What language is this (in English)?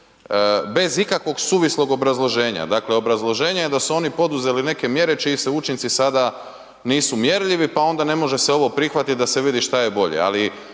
Croatian